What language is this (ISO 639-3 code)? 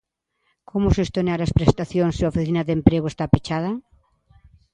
glg